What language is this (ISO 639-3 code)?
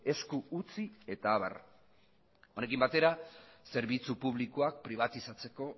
eus